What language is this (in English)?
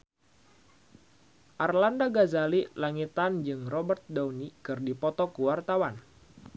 Sundanese